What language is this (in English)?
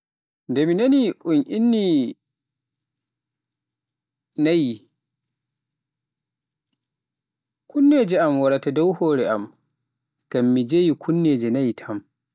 Pular